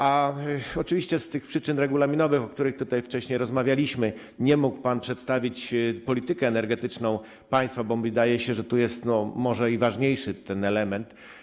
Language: Polish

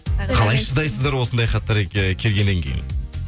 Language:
Kazakh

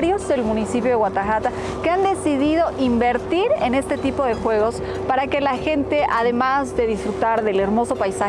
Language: Spanish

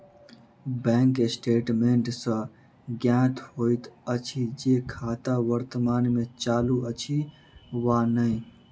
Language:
Maithili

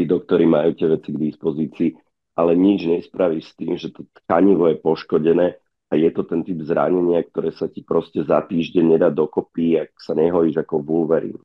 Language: Slovak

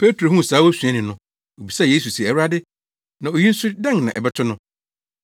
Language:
Akan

